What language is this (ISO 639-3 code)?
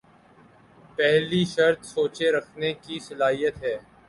urd